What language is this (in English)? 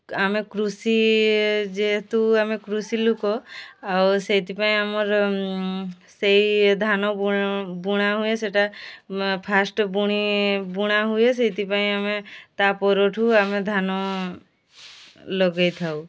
Odia